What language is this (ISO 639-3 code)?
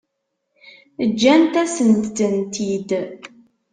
kab